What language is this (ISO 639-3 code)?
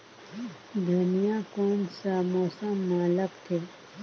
hne